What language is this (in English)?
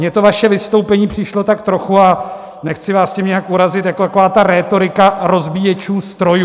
Czech